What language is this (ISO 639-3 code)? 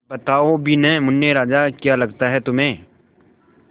hin